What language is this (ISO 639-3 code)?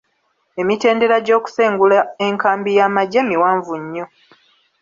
lug